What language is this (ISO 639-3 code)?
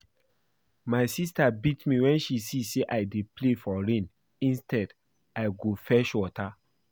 pcm